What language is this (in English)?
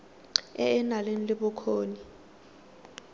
Tswana